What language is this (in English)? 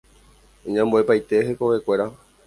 Guarani